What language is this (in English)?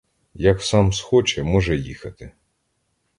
Ukrainian